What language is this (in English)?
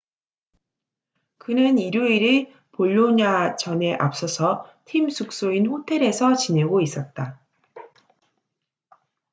Korean